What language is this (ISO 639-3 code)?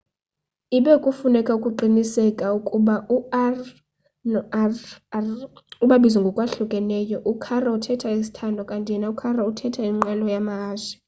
xho